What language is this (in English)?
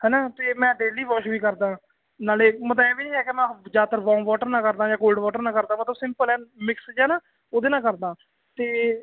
Punjabi